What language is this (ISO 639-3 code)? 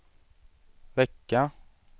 swe